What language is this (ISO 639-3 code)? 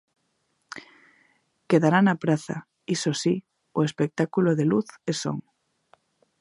glg